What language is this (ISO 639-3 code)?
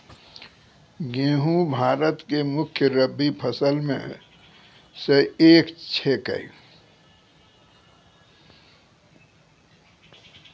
mai